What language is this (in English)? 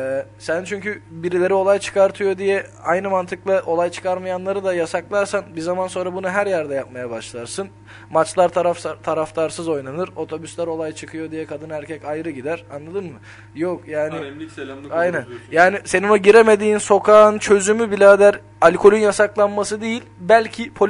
Turkish